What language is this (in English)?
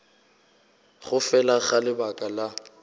Northern Sotho